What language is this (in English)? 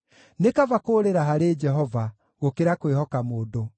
Kikuyu